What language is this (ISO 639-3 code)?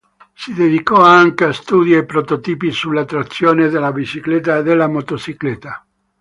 ita